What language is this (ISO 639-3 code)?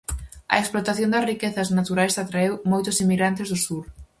glg